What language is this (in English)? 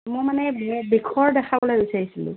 Assamese